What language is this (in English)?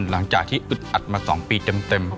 Thai